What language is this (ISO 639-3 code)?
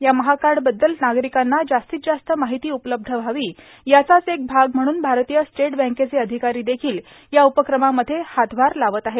mar